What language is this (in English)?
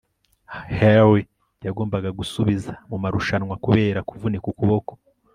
Kinyarwanda